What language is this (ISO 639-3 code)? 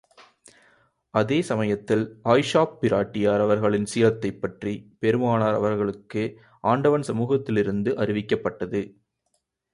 tam